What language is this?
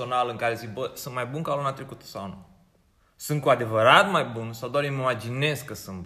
Romanian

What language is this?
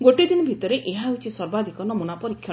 Odia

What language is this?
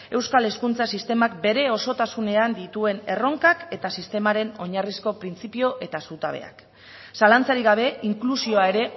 Basque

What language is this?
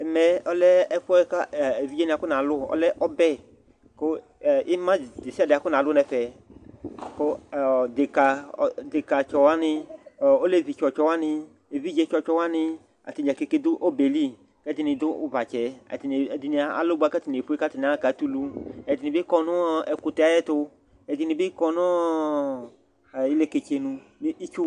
Ikposo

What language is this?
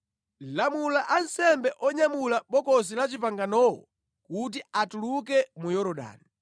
Nyanja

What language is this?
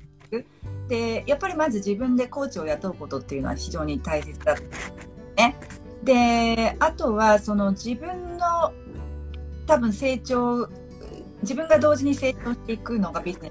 Japanese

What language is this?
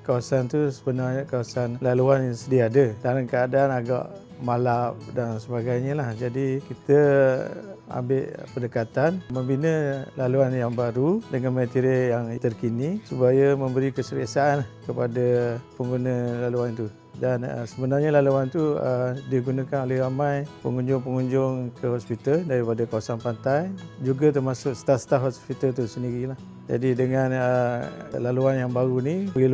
Malay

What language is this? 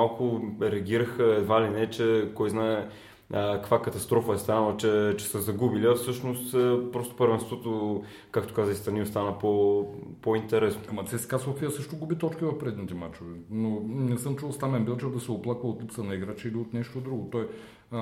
Bulgarian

